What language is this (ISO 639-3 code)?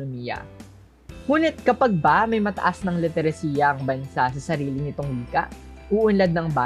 fil